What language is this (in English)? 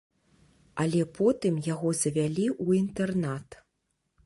Belarusian